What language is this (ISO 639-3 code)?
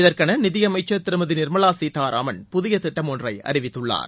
tam